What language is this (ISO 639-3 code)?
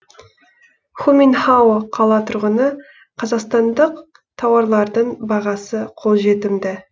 kaz